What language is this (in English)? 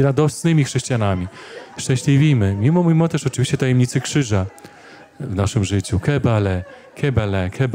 Polish